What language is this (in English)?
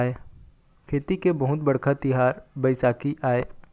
Chhattisgarhi